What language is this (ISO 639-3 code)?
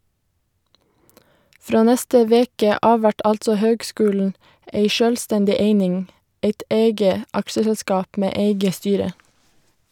nor